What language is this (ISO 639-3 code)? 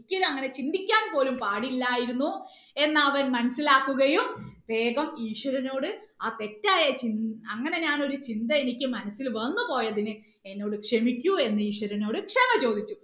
mal